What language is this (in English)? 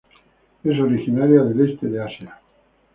Spanish